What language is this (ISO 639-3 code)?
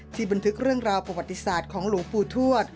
tha